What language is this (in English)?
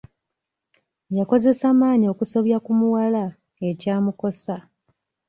Ganda